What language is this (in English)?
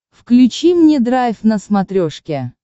Russian